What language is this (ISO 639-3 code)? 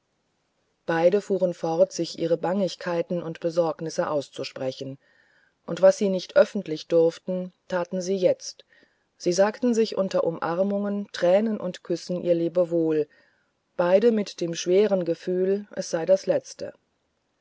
deu